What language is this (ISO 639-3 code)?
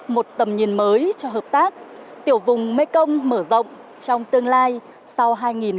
vie